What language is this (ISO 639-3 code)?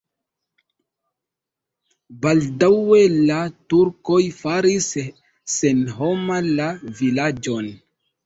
epo